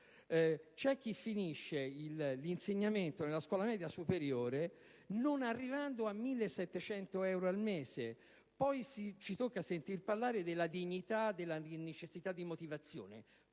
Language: Italian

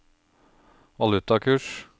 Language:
Norwegian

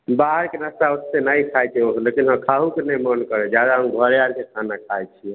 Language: Maithili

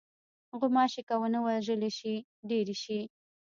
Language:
Pashto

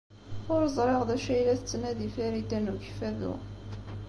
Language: Kabyle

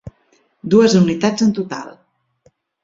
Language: Catalan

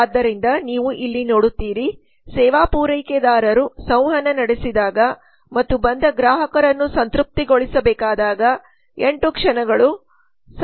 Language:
Kannada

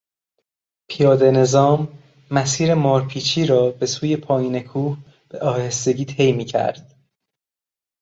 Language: Persian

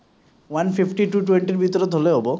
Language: Assamese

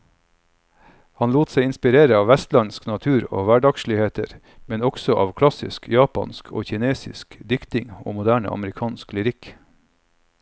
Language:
Norwegian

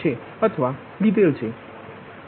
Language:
Gujarati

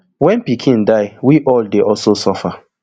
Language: Nigerian Pidgin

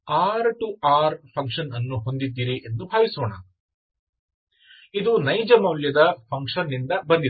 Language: Kannada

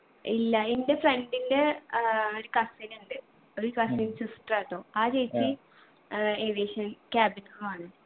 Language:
Malayalam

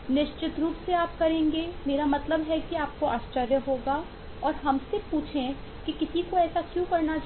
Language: Hindi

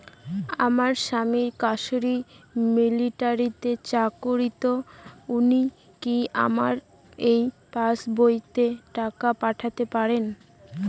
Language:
Bangla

